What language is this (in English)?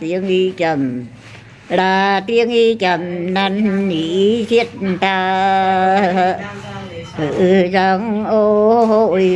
Vietnamese